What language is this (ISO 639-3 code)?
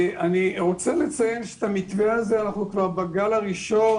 heb